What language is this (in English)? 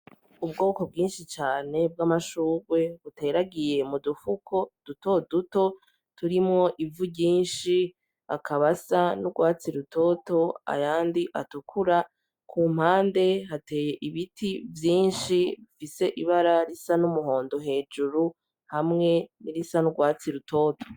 Rundi